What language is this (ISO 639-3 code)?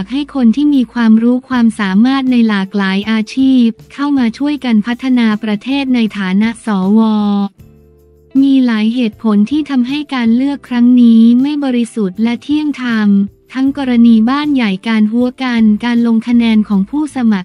tha